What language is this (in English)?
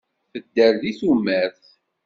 Kabyle